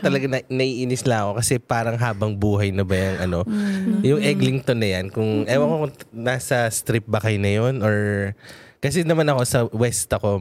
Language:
Filipino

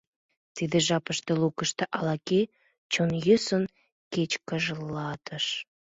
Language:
Mari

